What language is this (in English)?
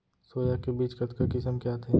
Chhattisgarhi